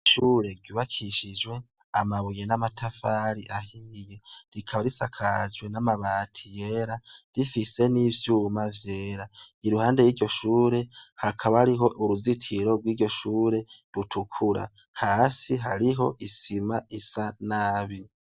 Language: Rundi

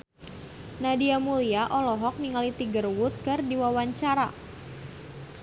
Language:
Sundanese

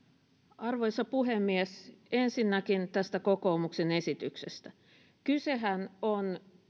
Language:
Finnish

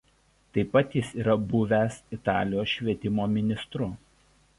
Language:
Lithuanian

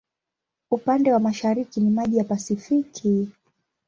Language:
Swahili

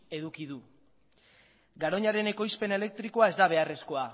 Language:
Basque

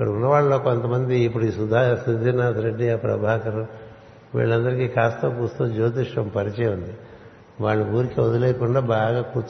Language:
Telugu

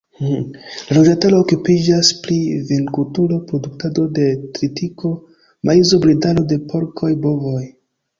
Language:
Esperanto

